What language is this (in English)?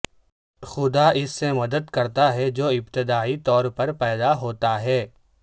Urdu